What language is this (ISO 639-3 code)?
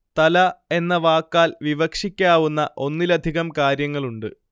mal